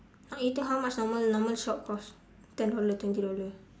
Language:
English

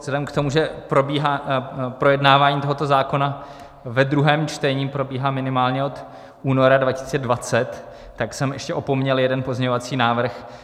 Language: Czech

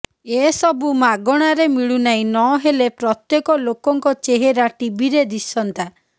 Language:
Odia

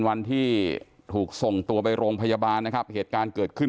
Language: Thai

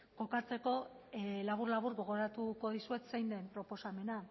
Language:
Basque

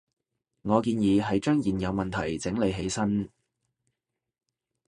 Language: Cantonese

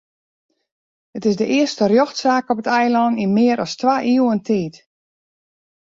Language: Western Frisian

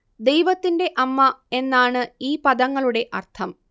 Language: Malayalam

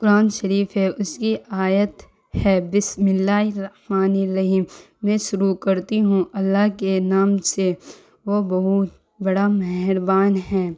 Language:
Urdu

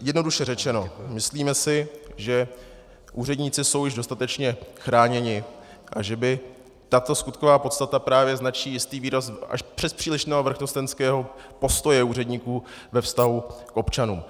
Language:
Czech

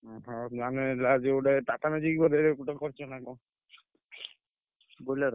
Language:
Odia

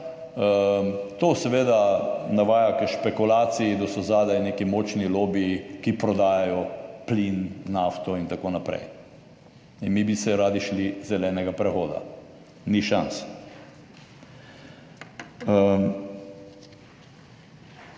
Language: Slovenian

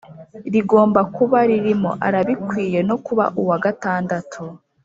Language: Kinyarwanda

